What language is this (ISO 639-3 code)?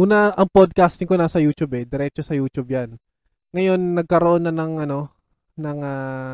fil